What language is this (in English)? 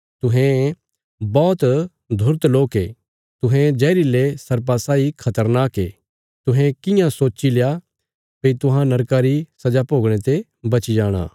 Bilaspuri